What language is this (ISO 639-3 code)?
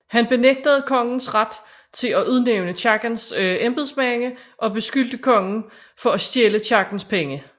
dan